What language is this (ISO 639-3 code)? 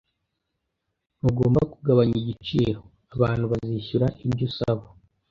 kin